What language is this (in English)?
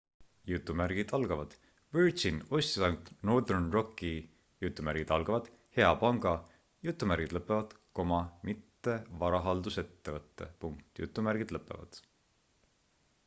Estonian